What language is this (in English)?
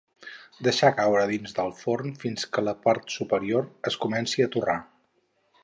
Catalan